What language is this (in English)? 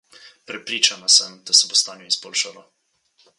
Slovenian